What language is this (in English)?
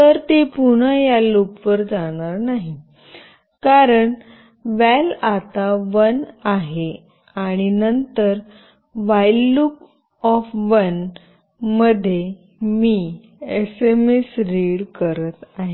Marathi